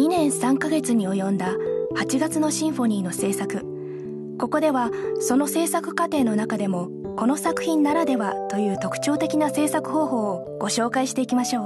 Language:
Japanese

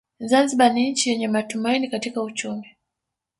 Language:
Swahili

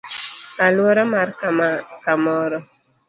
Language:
Luo (Kenya and Tanzania)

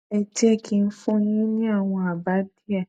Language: Yoruba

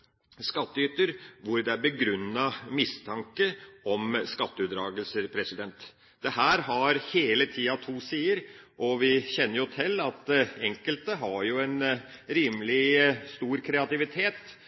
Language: Norwegian Bokmål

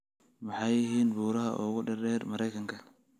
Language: Somali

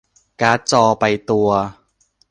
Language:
Thai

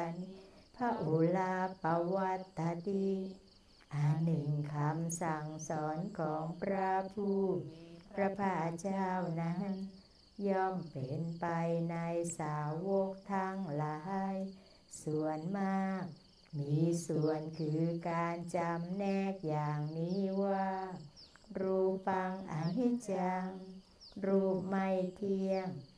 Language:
Thai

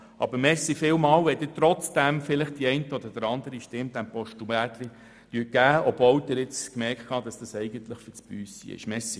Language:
Swiss German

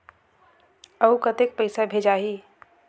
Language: Chhattisgarhi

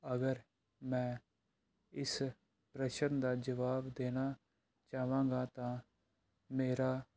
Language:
Punjabi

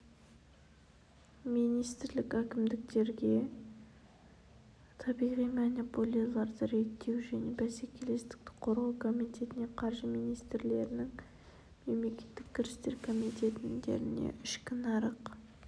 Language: Kazakh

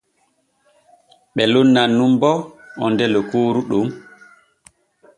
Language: Borgu Fulfulde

